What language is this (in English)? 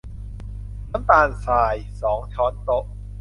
Thai